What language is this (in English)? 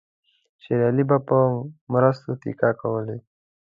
Pashto